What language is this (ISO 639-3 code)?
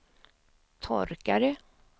swe